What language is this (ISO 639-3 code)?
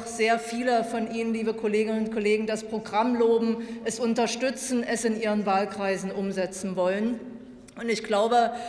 deu